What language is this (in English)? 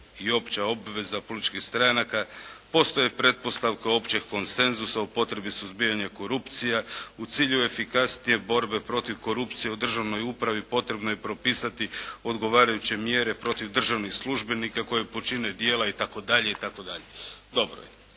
Croatian